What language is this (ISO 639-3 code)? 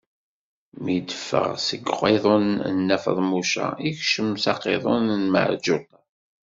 kab